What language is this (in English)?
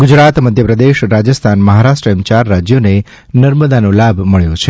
Gujarati